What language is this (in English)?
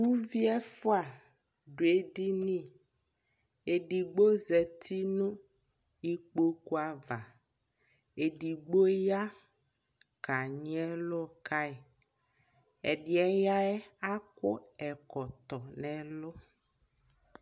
Ikposo